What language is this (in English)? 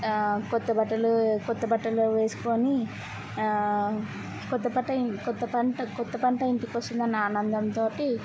Telugu